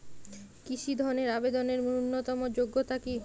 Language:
Bangla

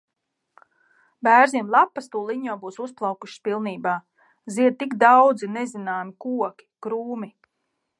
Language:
Latvian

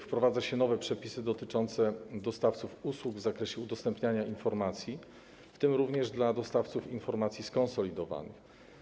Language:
Polish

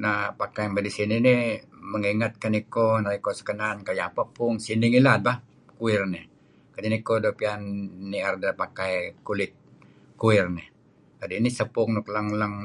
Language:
Kelabit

